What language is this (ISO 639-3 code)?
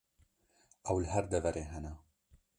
kur